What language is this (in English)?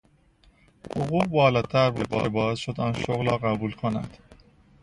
Persian